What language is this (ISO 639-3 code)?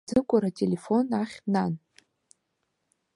abk